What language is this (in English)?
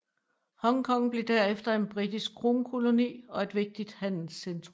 Danish